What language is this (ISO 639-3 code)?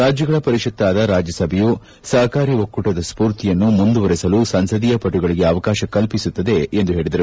kan